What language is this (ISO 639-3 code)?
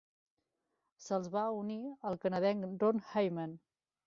cat